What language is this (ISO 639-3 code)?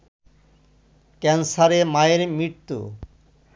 ben